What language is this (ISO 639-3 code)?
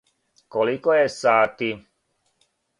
srp